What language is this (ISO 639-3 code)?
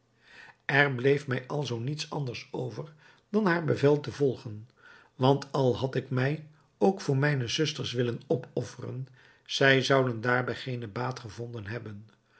nld